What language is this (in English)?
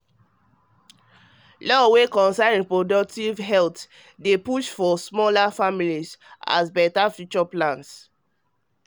Nigerian Pidgin